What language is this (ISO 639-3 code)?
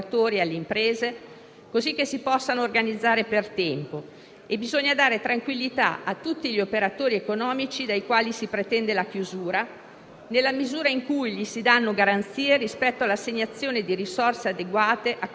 ita